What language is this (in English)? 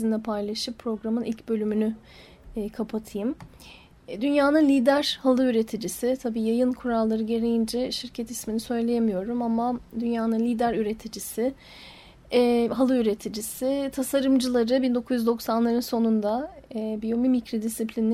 Turkish